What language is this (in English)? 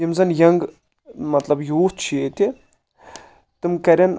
Kashmiri